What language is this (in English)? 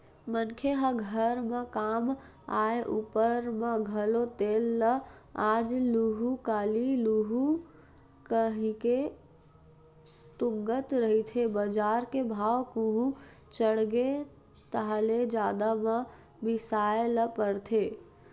Chhattisgarhi